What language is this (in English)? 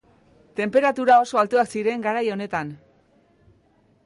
Basque